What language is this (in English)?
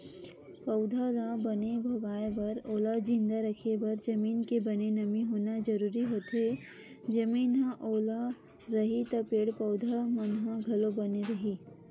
Chhattisgarhi